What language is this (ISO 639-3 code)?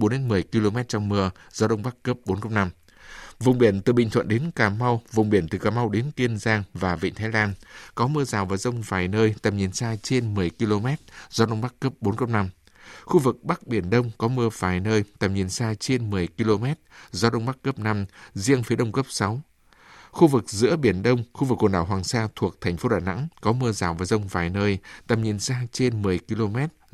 vie